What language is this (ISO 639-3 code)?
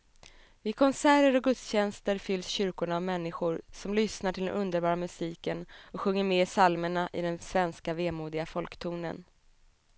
swe